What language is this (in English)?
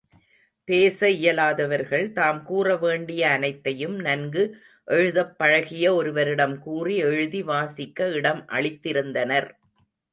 Tamil